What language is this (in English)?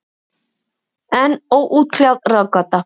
Icelandic